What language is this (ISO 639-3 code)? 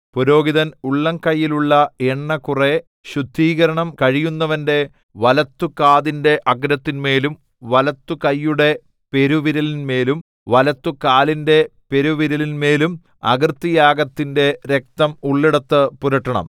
mal